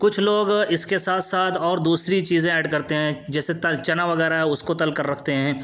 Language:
Urdu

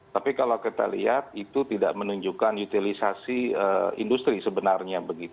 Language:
Indonesian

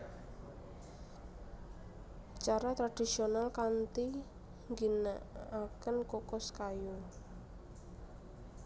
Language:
Javanese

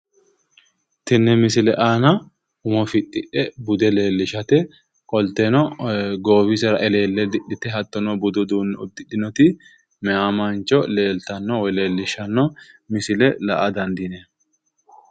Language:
Sidamo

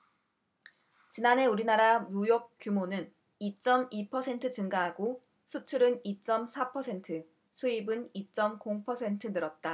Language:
Korean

